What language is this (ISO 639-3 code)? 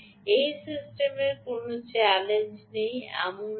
ben